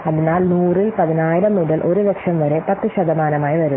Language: Malayalam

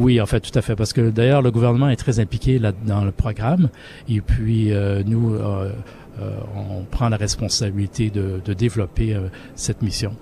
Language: French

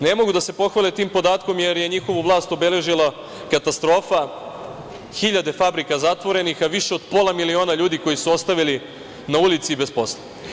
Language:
Serbian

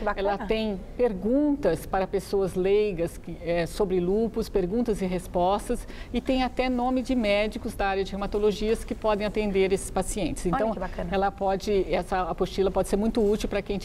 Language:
Portuguese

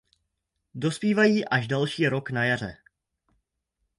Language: Czech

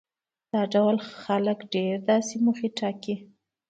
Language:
Pashto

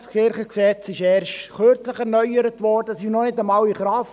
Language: Swiss German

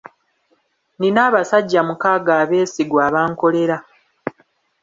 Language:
Ganda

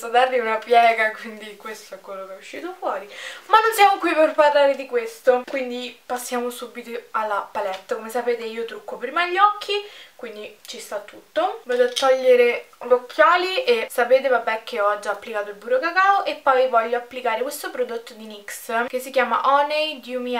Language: Italian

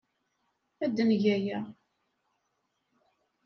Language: Kabyle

